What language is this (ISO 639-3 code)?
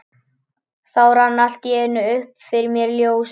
isl